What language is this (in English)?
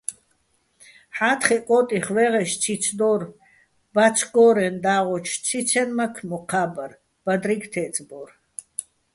Bats